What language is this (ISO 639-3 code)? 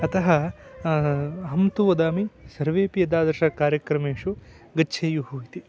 san